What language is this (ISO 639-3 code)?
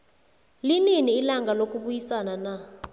nbl